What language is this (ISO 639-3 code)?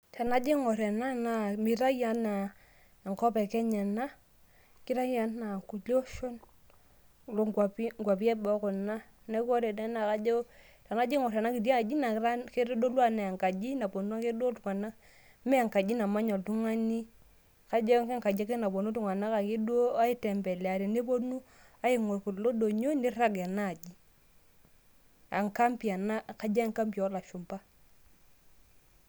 mas